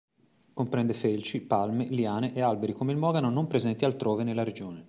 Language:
Italian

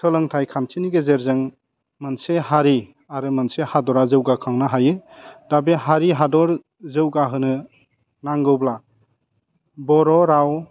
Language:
Bodo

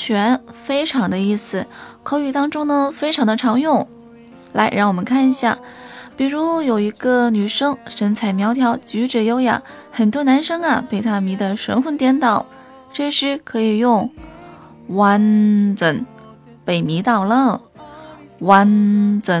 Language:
Chinese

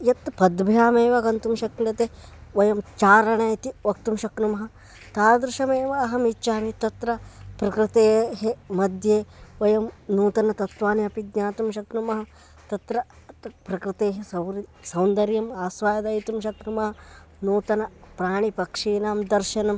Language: Sanskrit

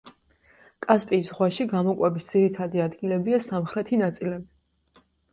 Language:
Georgian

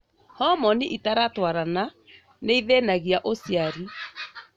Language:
Kikuyu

